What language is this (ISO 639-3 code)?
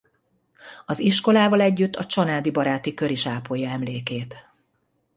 hun